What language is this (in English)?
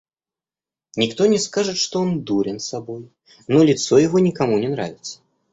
Russian